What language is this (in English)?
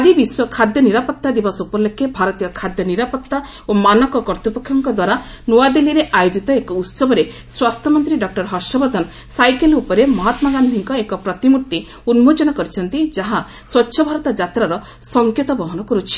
Odia